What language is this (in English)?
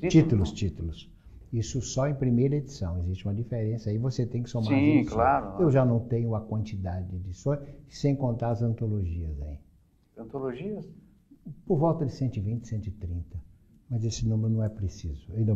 Portuguese